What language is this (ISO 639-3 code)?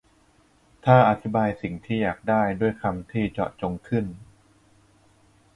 tha